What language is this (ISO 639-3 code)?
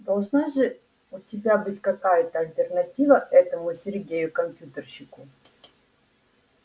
rus